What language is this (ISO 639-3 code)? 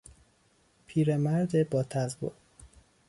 fas